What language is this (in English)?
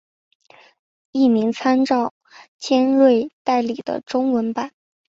Chinese